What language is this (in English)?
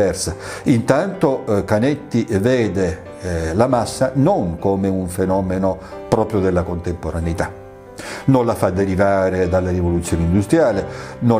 Italian